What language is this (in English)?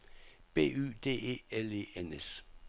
Danish